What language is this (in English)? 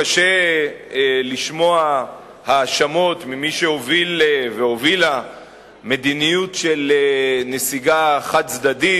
Hebrew